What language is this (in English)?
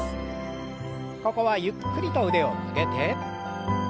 Japanese